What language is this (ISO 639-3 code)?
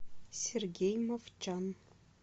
rus